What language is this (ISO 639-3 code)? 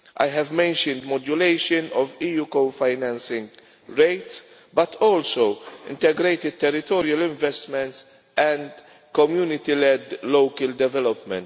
eng